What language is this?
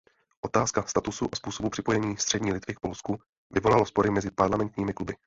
Czech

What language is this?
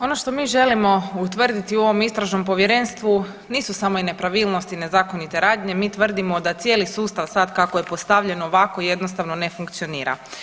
Croatian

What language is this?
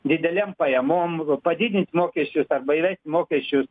Lithuanian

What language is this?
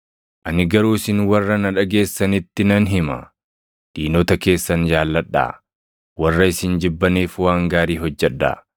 Oromo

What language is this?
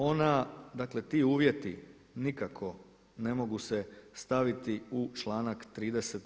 Croatian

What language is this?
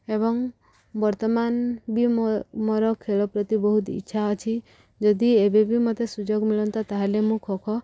Odia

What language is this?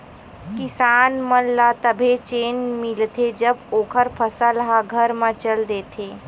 Chhattisgarhi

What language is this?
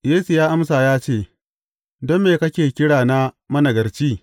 Hausa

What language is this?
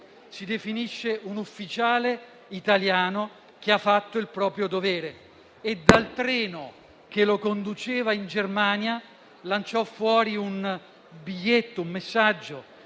Italian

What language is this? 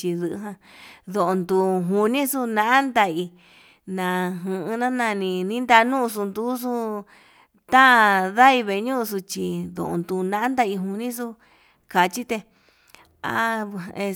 Yutanduchi Mixtec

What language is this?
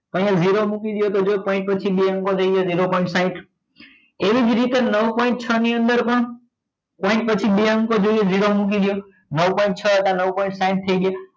Gujarati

